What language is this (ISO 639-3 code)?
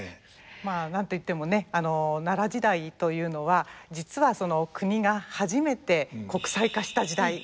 jpn